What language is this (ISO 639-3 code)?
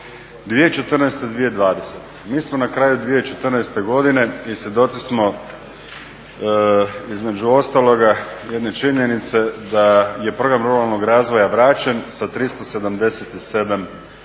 hrv